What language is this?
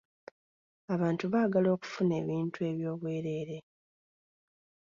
Ganda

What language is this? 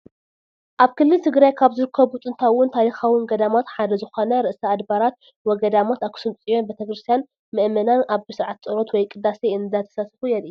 Tigrinya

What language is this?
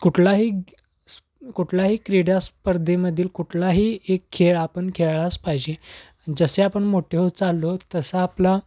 Marathi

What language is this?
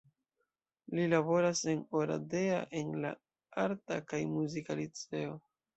Esperanto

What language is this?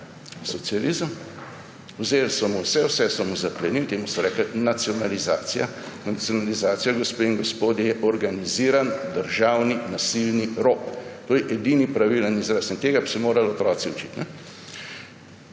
Slovenian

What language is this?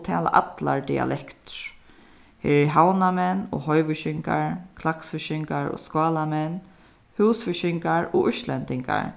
Faroese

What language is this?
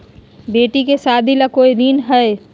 Magahi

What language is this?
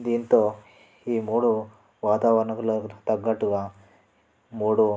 Telugu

